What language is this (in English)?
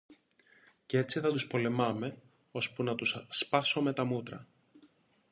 Greek